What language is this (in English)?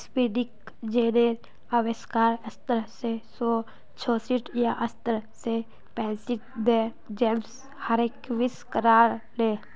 Magahi